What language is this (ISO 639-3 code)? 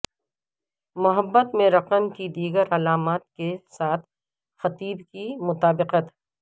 urd